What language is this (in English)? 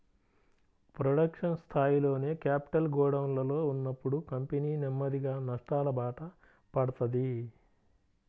Telugu